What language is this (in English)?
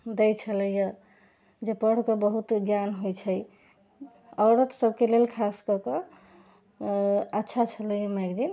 Maithili